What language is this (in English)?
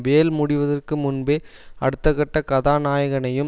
Tamil